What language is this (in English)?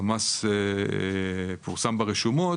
Hebrew